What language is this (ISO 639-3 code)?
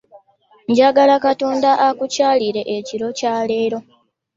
lug